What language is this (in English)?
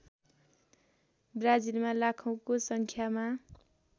Nepali